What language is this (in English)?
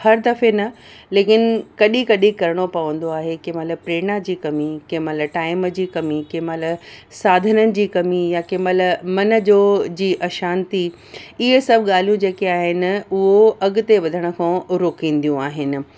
Sindhi